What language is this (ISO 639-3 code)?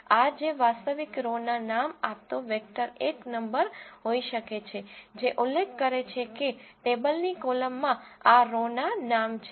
guj